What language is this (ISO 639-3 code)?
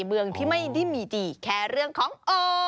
tha